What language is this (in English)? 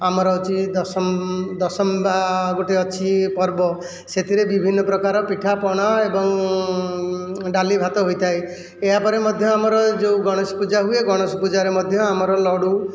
Odia